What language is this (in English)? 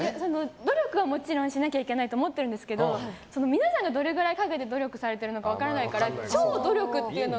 Japanese